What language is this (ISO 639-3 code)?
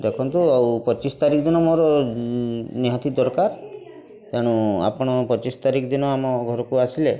ori